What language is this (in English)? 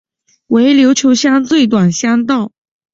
Chinese